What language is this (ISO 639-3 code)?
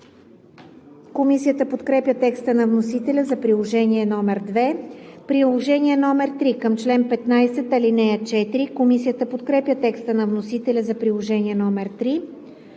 bul